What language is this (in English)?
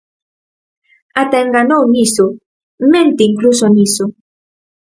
Galician